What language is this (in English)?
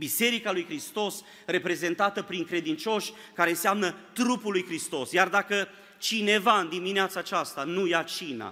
Romanian